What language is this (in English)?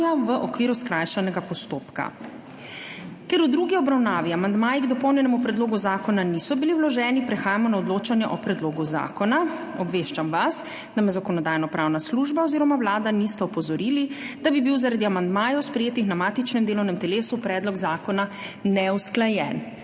Slovenian